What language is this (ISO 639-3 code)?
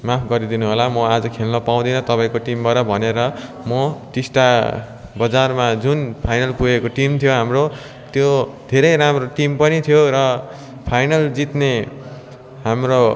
nep